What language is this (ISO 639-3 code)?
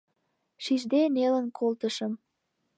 chm